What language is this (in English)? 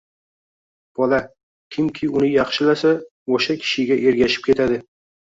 Uzbek